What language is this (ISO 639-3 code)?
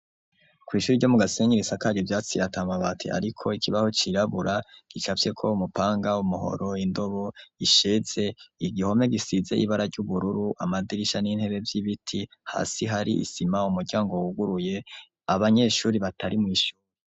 run